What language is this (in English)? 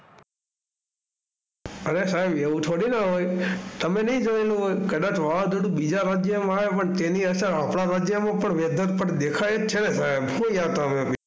Gujarati